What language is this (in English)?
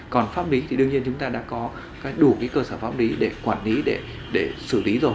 Vietnamese